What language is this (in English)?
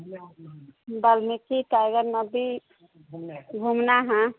Maithili